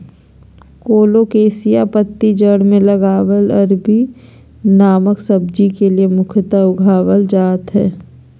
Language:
Magahi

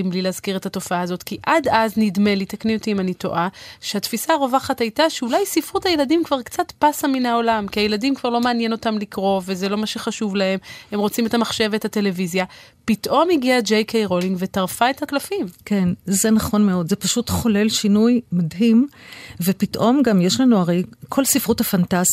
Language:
Hebrew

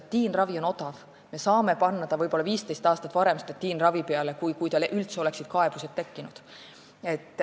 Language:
Estonian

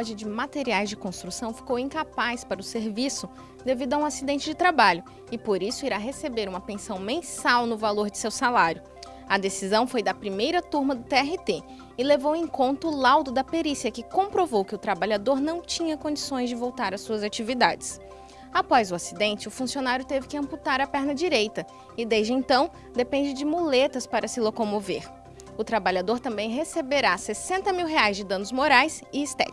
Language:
Portuguese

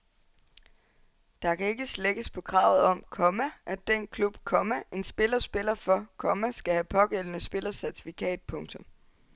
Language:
Danish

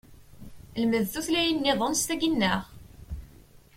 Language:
Kabyle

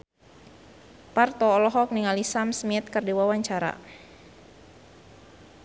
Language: Sundanese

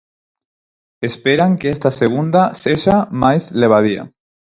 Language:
Galician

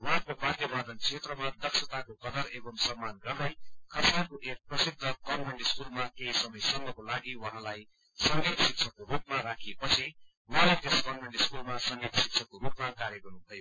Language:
Nepali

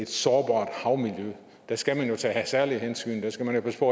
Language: Danish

